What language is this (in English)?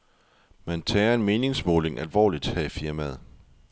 Danish